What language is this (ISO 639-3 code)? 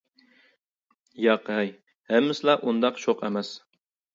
uig